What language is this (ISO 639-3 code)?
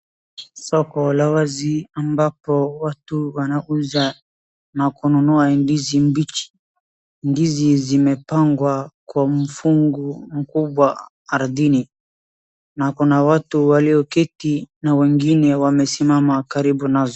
swa